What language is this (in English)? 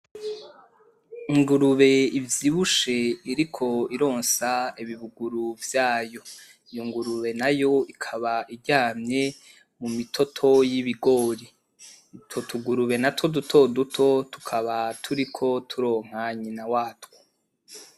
Rundi